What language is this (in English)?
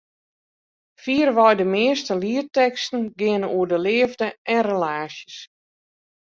Western Frisian